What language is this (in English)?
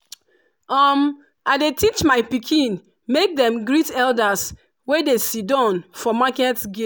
Nigerian Pidgin